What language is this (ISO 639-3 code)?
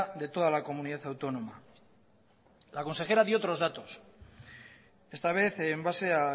spa